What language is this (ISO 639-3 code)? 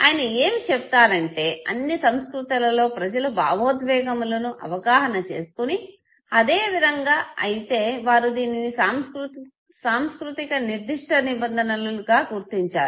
tel